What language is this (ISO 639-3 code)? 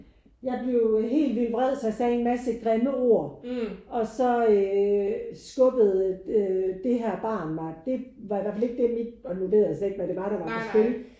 dan